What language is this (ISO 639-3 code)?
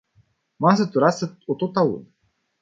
ron